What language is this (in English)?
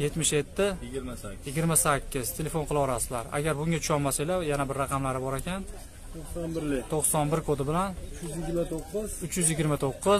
Turkish